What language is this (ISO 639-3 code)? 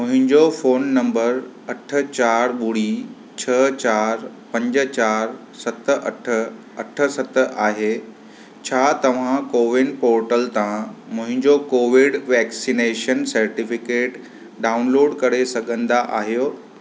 snd